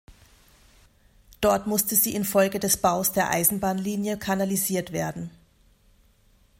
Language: German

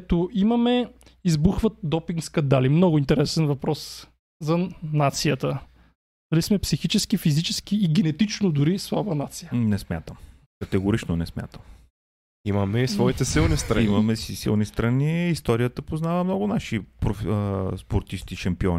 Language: Bulgarian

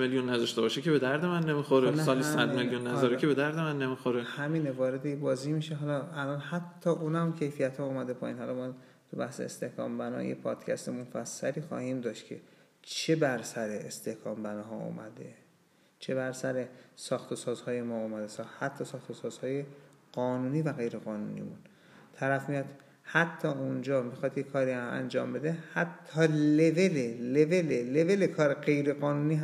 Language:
Persian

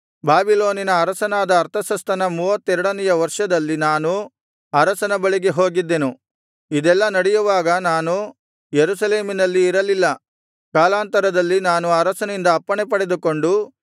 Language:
Kannada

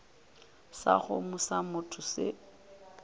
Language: Northern Sotho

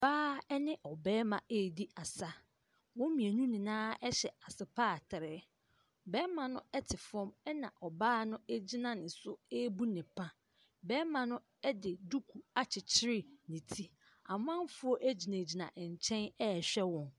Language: Akan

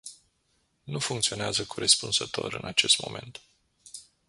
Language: Romanian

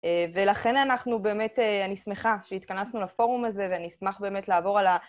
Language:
Hebrew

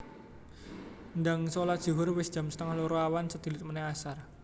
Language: Javanese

